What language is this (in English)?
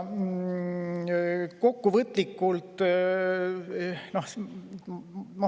Estonian